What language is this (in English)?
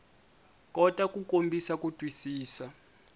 Tsonga